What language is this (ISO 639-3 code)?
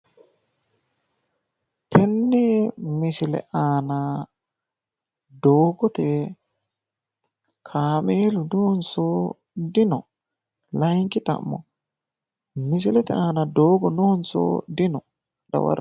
sid